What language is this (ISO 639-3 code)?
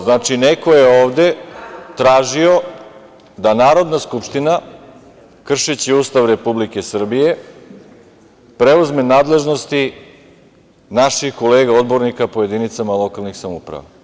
srp